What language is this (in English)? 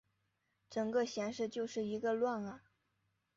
Chinese